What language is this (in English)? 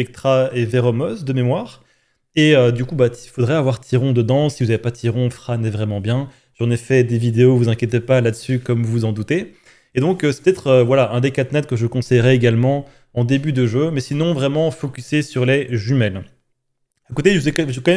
French